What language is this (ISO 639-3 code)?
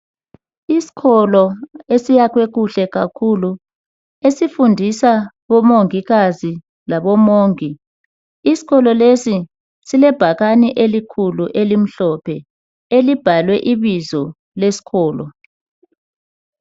nde